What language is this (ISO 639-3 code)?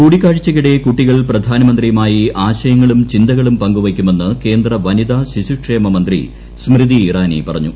mal